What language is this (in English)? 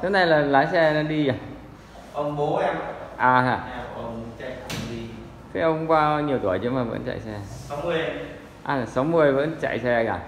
Vietnamese